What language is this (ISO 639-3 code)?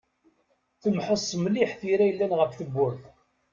kab